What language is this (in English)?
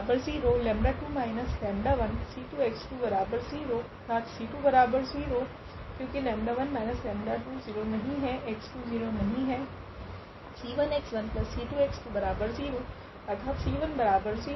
Hindi